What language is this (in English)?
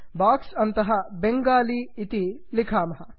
Sanskrit